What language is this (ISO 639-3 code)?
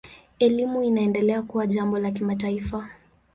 swa